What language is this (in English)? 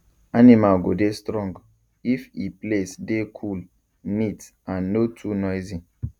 Nigerian Pidgin